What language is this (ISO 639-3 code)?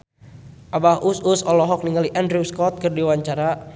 sun